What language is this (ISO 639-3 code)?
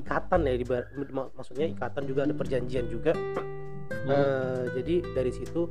ind